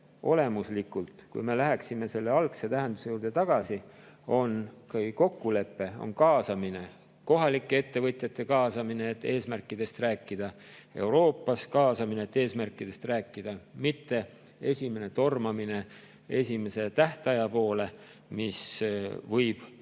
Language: Estonian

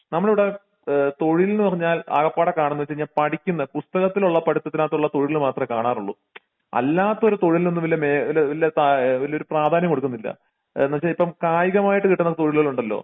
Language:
Malayalam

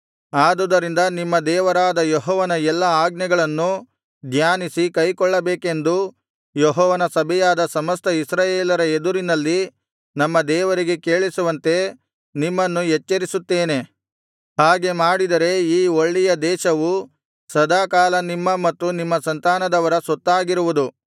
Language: Kannada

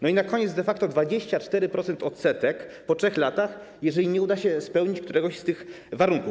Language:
Polish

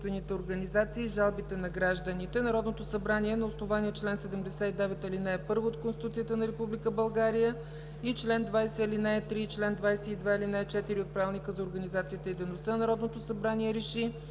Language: Bulgarian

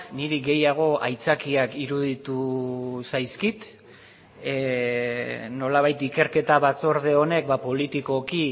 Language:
Basque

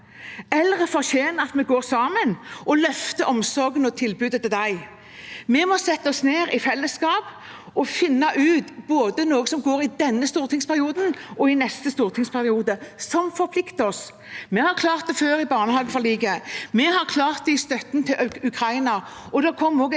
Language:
Norwegian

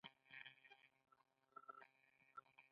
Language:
Pashto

